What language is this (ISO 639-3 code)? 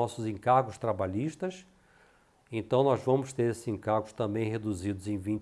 por